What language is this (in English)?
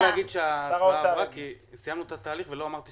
Hebrew